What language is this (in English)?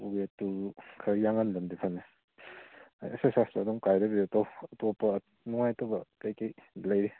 Manipuri